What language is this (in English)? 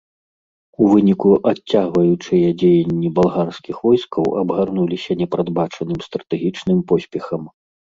Belarusian